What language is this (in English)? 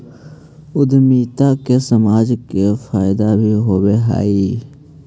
Magahi